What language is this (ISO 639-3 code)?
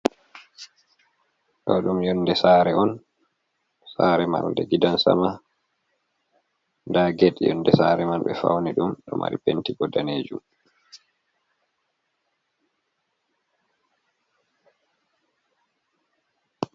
ful